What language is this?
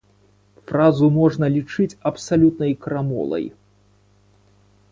Belarusian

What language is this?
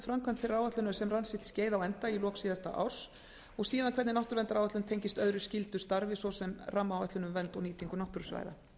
Icelandic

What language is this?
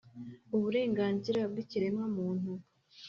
Kinyarwanda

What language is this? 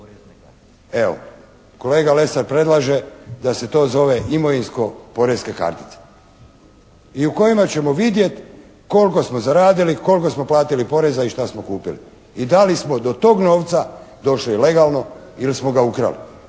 Croatian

